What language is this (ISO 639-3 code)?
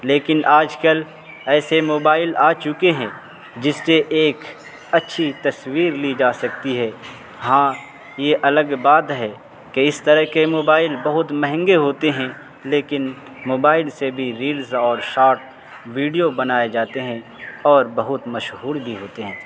urd